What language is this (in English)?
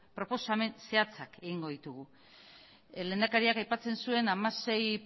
Basque